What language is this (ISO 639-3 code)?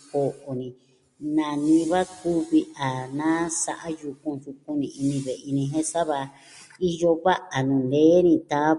meh